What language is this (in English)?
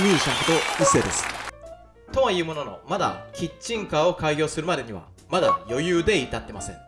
Japanese